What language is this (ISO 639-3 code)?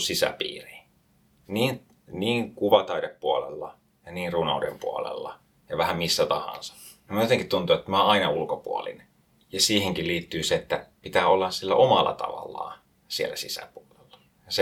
fin